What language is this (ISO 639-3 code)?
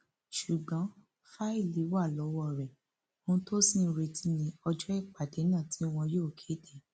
yor